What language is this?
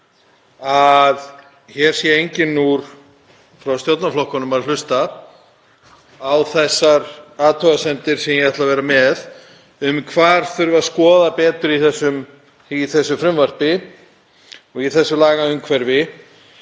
Icelandic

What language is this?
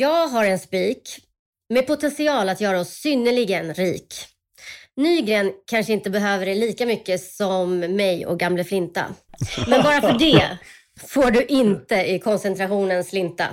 Swedish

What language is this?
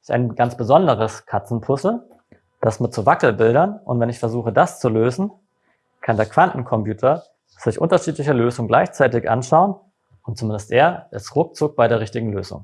German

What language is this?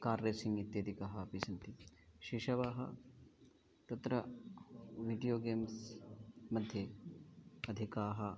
Sanskrit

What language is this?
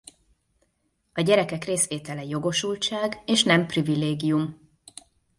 Hungarian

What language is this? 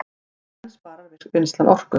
Icelandic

